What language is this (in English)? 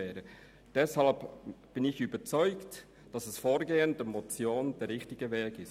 Swiss German